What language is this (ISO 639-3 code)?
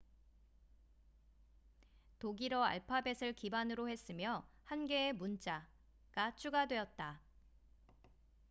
kor